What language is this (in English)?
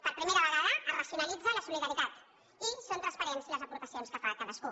Catalan